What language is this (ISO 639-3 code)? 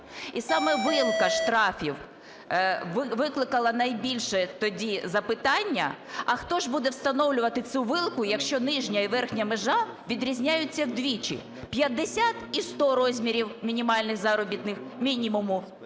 ukr